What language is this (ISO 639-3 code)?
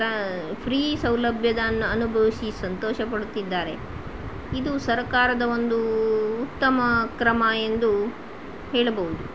kan